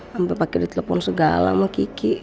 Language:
Indonesian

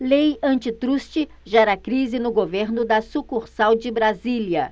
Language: Portuguese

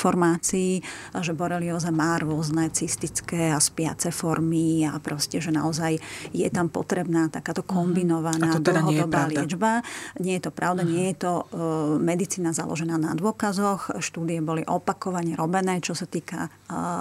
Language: Slovak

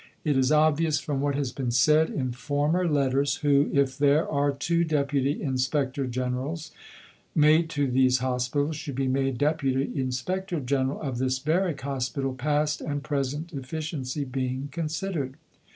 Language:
English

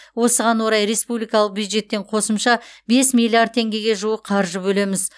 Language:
Kazakh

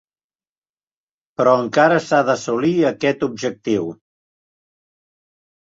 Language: Catalan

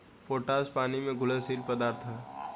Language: Bhojpuri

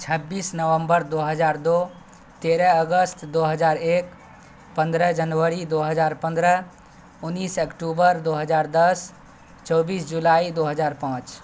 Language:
Urdu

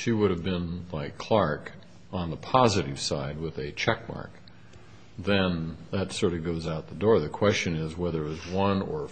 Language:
English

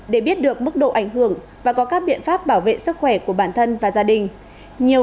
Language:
Vietnamese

